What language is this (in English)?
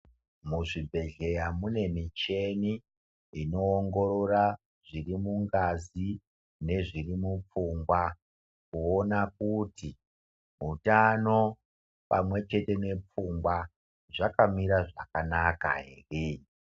Ndau